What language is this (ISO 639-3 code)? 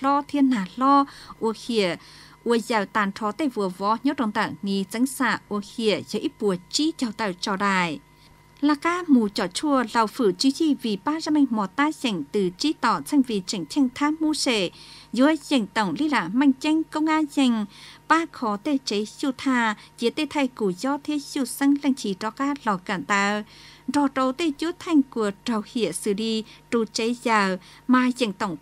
vie